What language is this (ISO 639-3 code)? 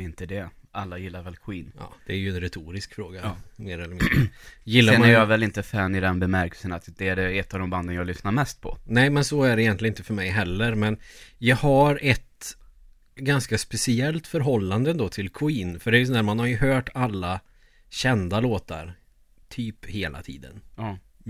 swe